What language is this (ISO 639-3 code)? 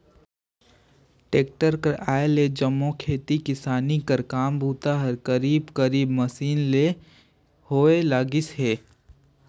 hne